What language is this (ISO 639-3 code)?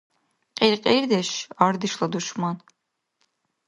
dar